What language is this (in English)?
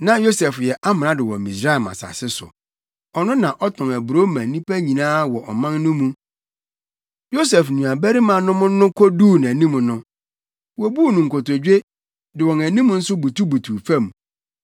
Akan